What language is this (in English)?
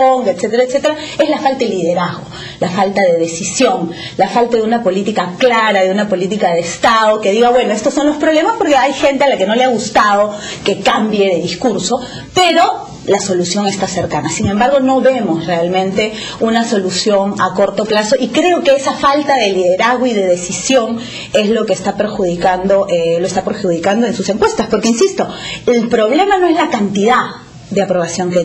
Spanish